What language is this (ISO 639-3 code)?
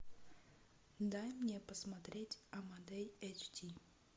rus